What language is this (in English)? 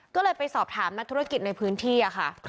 Thai